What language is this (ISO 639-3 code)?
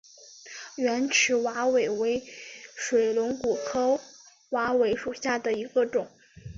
zho